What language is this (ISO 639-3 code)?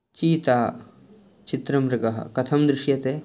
san